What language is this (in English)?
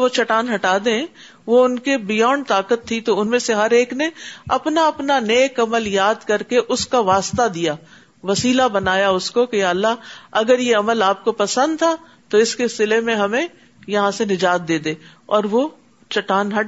Urdu